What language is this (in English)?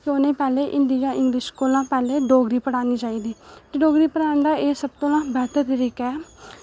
Dogri